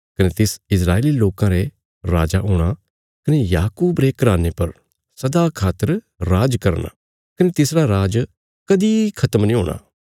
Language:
Bilaspuri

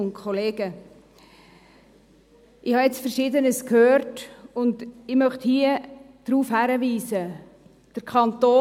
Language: Swiss German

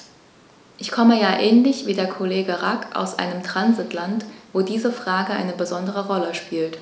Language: German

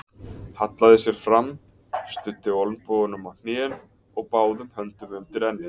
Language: Icelandic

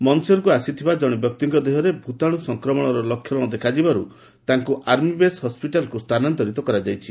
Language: Odia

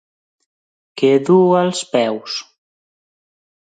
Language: Catalan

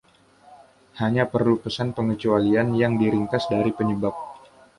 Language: Indonesian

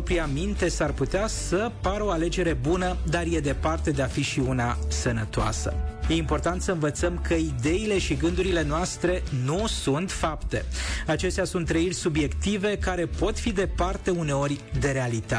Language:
Romanian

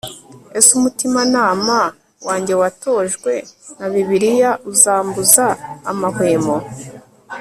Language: Kinyarwanda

